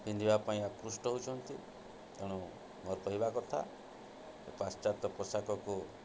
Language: Odia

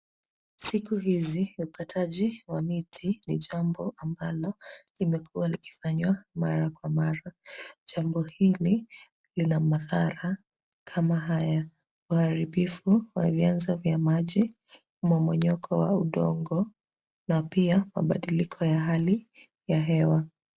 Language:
Swahili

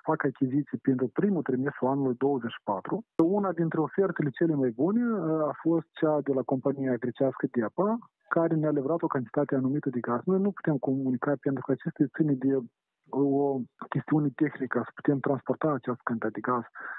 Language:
Romanian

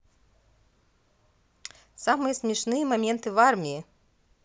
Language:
Russian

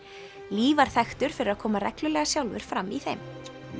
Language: Icelandic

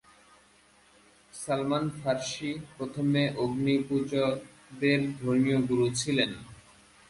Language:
Bangla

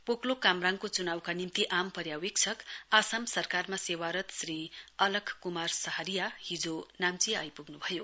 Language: Nepali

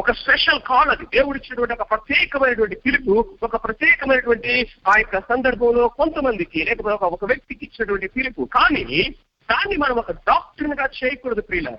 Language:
Telugu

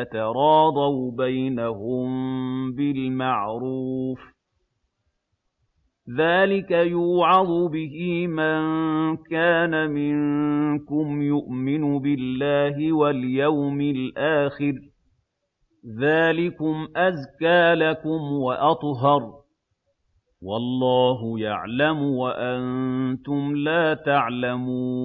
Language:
Arabic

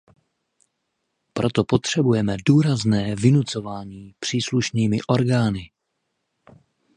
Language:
Czech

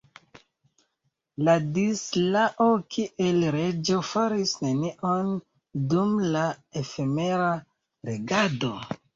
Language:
Esperanto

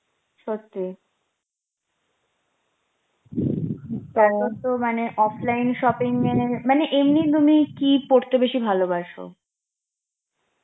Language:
Bangla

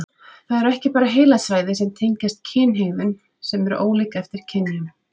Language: Icelandic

